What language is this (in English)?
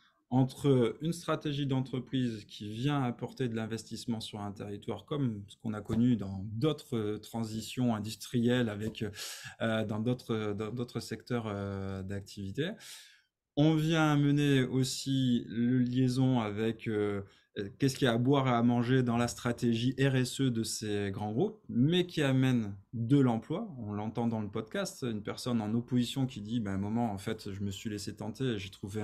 French